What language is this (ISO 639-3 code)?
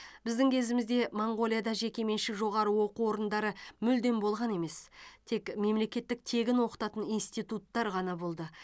kaz